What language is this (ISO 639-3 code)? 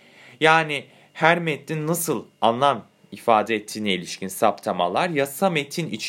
tur